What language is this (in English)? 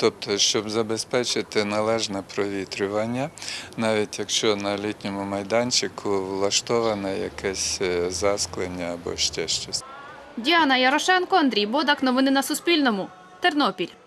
Ukrainian